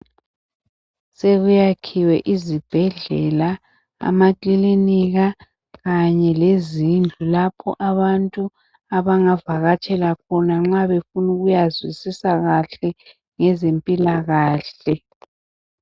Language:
North Ndebele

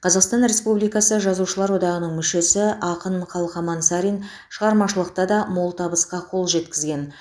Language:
Kazakh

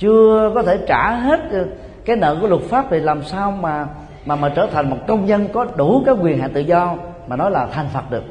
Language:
Vietnamese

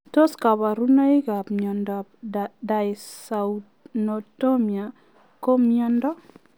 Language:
Kalenjin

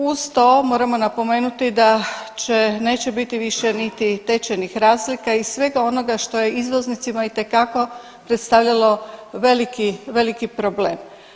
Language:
Croatian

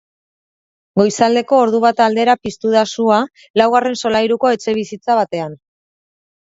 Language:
Basque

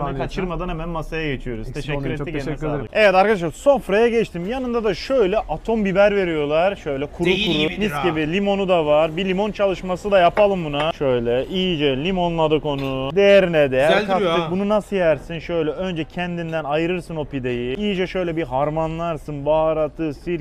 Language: Turkish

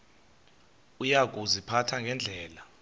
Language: Xhosa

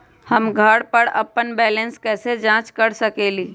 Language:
Magahi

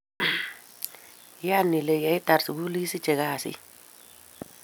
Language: Kalenjin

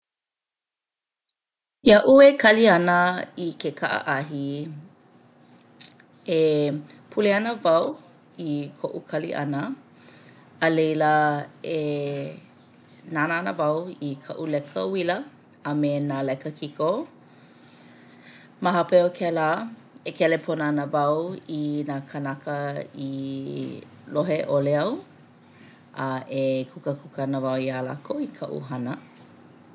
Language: Hawaiian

